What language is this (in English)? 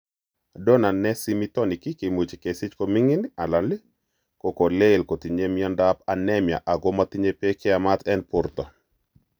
Kalenjin